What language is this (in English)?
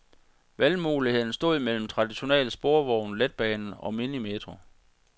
Danish